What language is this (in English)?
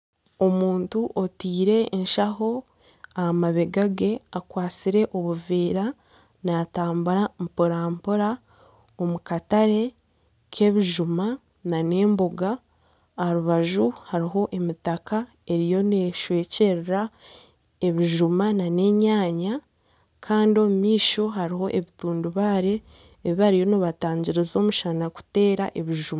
Nyankole